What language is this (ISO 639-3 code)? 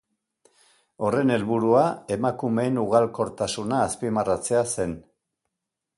eus